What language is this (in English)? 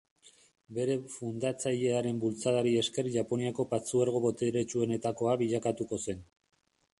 Basque